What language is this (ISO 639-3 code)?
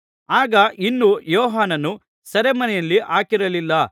kan